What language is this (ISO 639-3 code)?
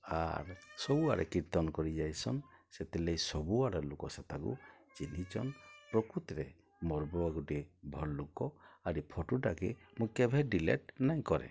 ori